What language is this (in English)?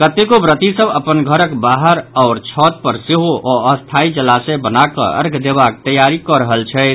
Maithili